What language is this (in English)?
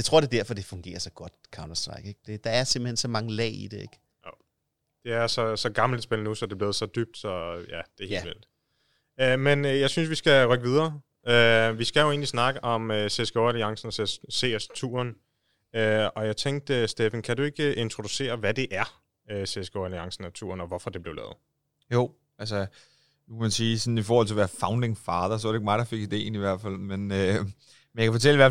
Danish